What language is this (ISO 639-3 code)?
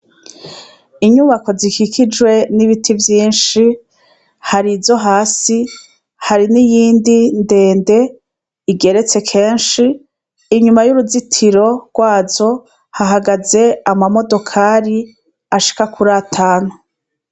run